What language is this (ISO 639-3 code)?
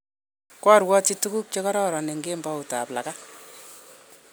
kln